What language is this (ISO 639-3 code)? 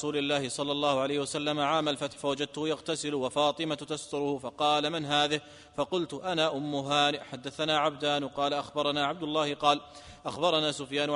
ara